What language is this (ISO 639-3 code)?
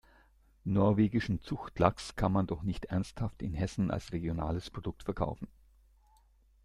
deu